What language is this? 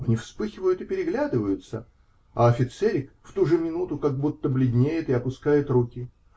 Russian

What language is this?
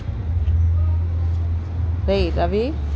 Telugu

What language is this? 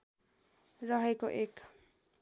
Nepali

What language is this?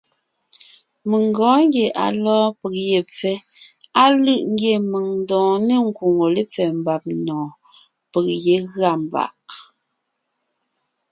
Ngiemboon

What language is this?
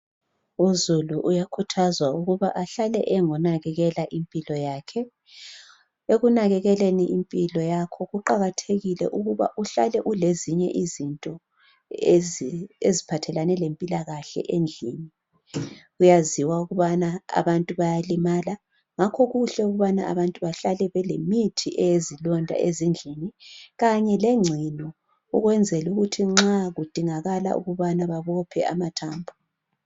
North Ndebele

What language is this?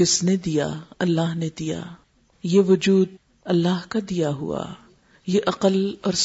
Urdu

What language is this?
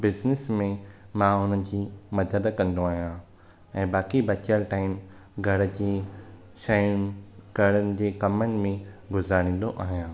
Sindhi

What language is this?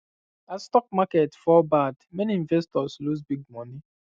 Nigerian Pidgin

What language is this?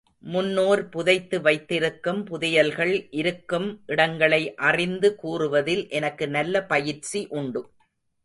Tamil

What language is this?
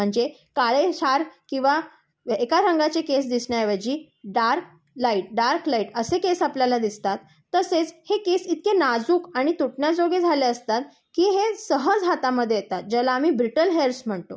Marathi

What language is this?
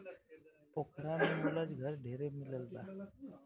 Bhojpuri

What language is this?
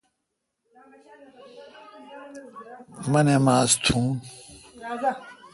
Kalkoti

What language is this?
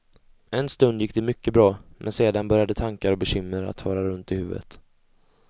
Swedish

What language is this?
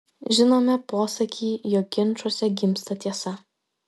Lithuanian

